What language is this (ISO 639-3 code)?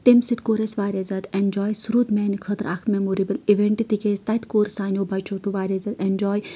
kas